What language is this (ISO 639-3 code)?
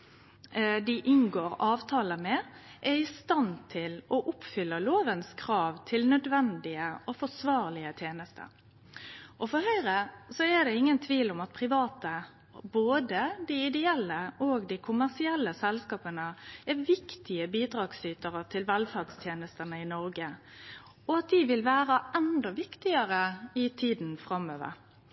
nno